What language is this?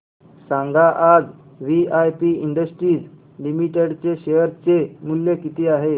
Marathi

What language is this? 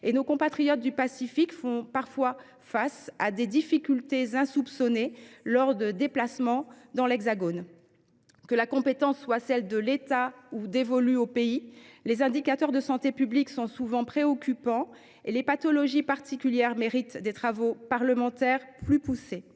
French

